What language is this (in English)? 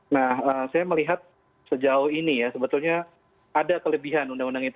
Indonesian